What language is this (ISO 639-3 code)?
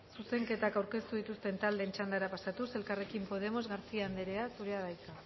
eus